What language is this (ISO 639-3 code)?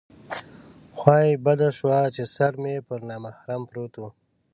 pus